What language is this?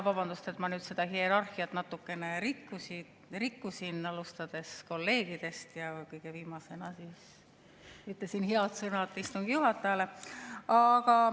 Estonian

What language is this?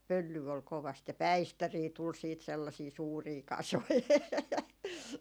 Finnish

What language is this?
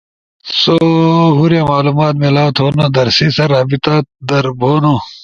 Ushojo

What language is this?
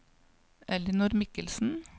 Norwegian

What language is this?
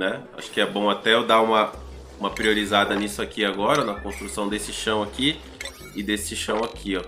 Portuguese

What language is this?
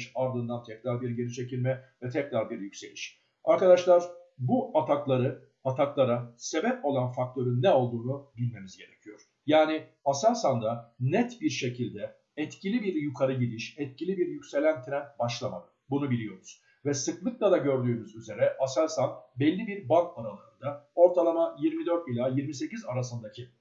Turkish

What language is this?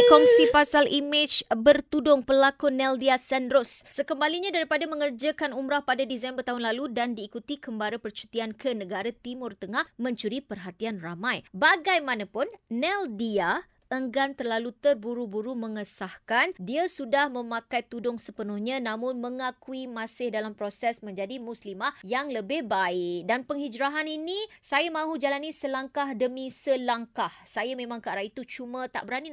Malay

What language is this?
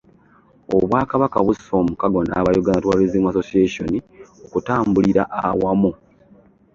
Ganda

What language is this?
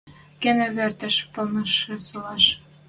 Western Mari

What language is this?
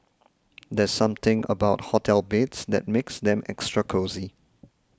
English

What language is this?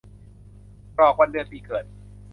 Thai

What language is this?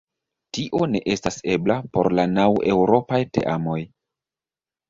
Esperanto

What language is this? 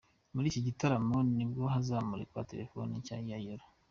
Kinyarwanda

